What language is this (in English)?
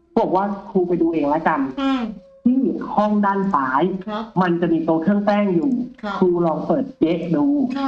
Thai